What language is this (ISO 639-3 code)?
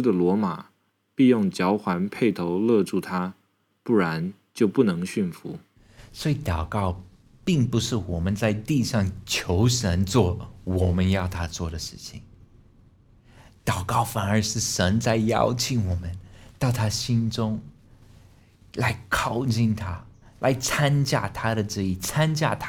zho